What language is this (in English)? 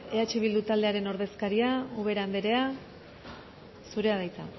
Basque